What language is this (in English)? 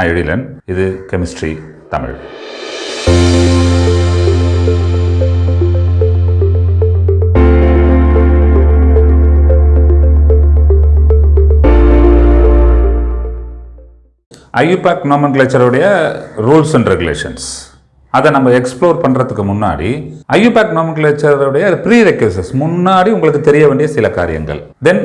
Tamil